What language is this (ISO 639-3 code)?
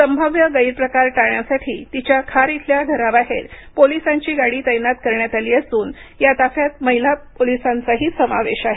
mar